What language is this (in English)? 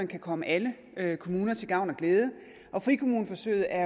Danish